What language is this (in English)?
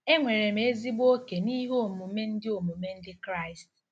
Igbo